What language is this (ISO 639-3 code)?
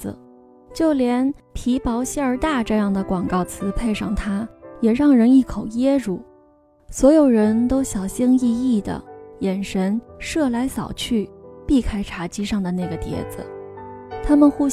zho